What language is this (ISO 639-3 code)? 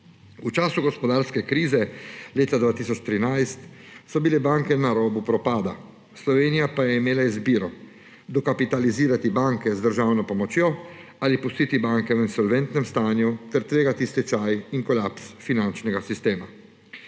slv